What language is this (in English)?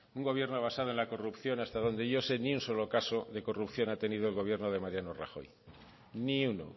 Spanish